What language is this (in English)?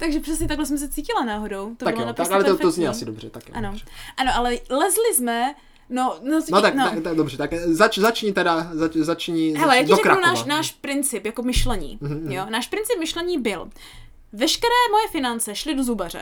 Czech